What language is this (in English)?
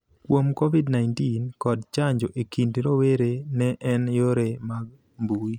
Luo (Kenya and Tanzania)